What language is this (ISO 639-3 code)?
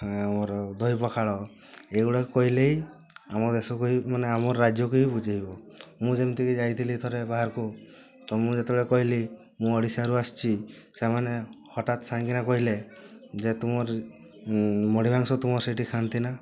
ori